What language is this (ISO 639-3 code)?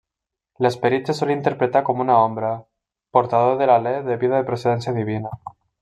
cat